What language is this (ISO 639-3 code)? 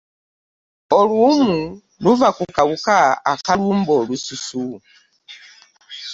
lug